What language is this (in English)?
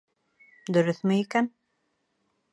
Bashkir